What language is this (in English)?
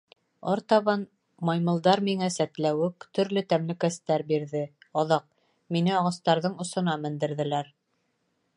Bashkir